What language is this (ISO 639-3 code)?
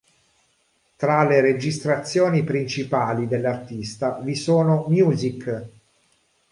ita